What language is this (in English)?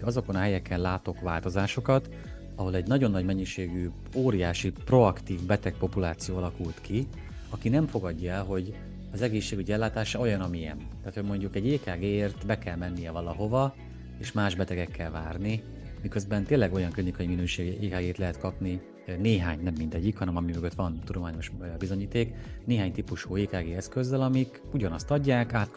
Hungarian